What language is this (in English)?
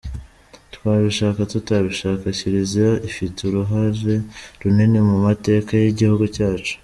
Kinyarwanda